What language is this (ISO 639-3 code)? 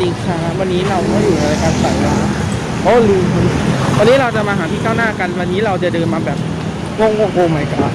tha